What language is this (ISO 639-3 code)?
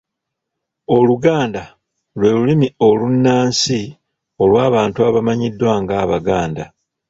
lug